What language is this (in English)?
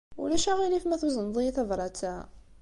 Kabyle